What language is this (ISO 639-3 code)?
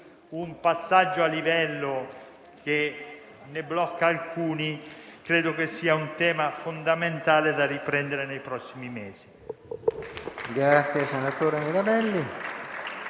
ita